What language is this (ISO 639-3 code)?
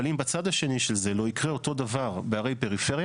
heb